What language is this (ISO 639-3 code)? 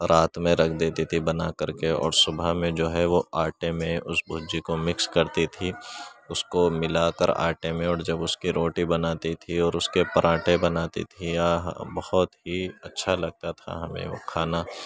urd